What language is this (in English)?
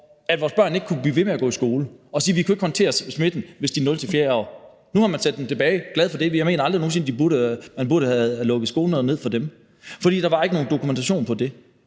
Danish